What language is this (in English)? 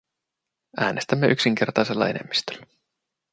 Finnish